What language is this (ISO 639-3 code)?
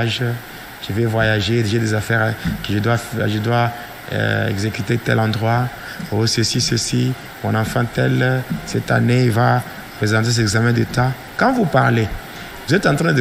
fra